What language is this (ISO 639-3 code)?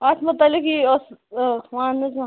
kas